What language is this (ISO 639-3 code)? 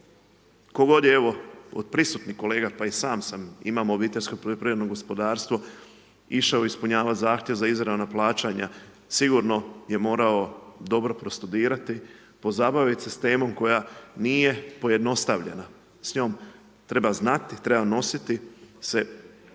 hrv